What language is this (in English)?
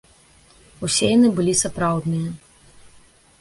Belarusian